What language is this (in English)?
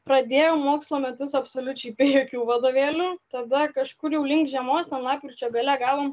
Lithuanian